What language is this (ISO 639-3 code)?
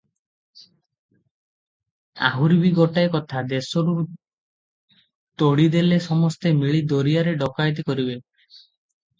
ori